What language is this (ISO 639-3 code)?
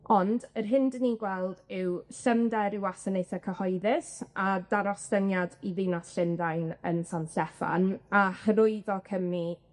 cym